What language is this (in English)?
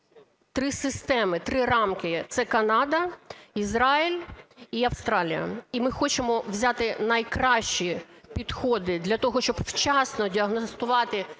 Ukrainian